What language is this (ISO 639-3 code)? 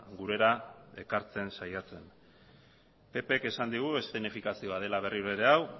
eus